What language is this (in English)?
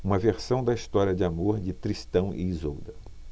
Portuguese